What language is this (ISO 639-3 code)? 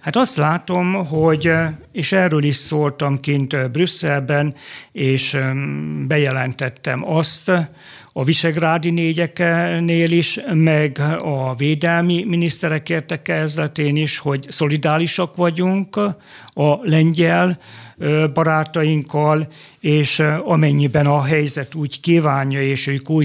hun